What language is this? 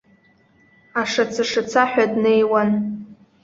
Abkhazian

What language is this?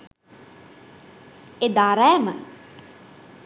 Sinhala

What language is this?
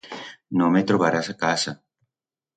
Aragonese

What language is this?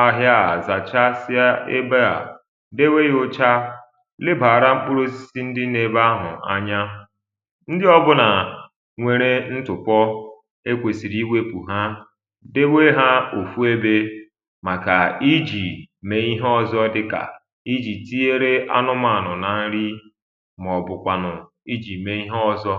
Igbo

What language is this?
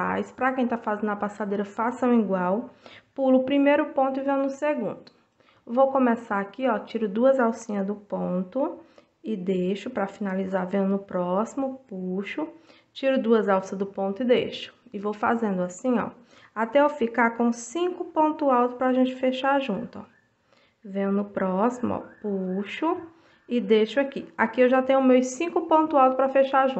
Portuguese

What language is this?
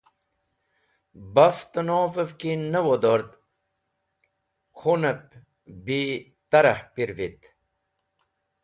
Wakhi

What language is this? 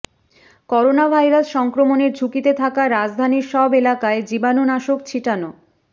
Bangla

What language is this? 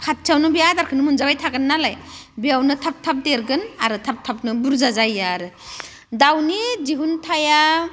Bodo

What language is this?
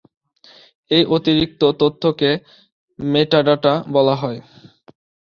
Bangla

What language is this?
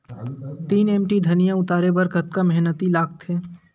Chhattisgarhi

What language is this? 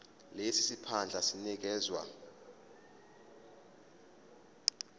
Zulu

